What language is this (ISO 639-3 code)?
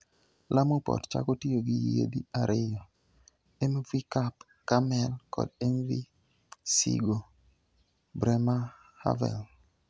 luo